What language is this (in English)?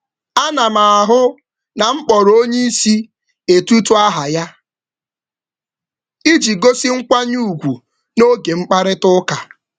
Igbo